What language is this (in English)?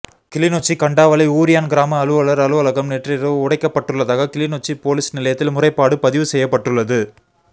Tamil